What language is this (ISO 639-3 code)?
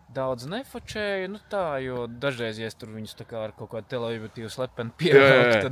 lav